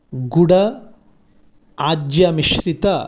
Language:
Sanskrit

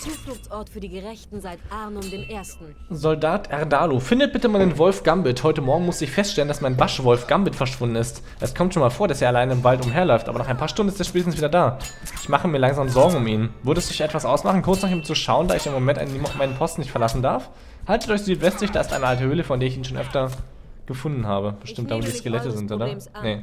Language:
German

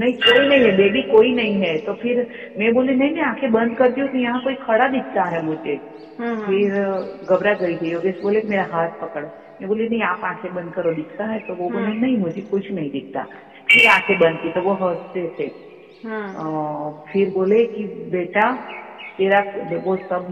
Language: Hindi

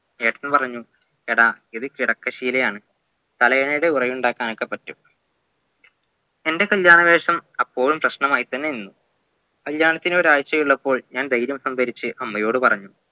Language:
Malayalam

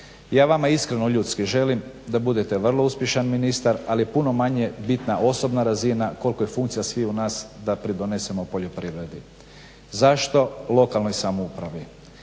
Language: Croatian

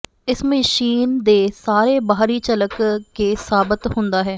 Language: Punjabi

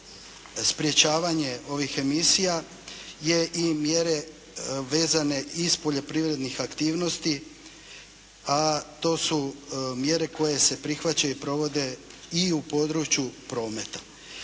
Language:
Croatian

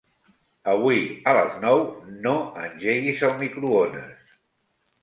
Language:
Catalan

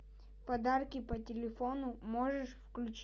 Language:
Russian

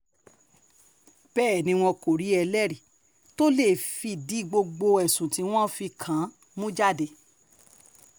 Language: Yoruba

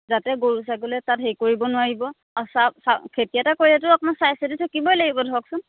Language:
Assamese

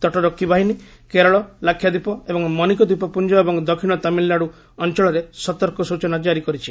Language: Odia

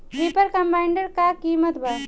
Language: Bhojpuri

